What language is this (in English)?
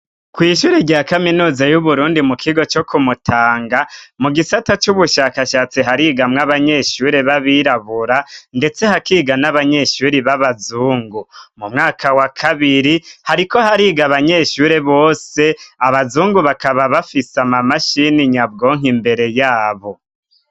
Rundi